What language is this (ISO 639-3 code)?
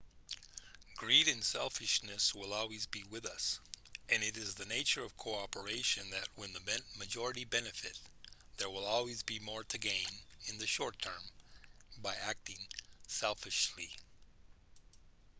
eng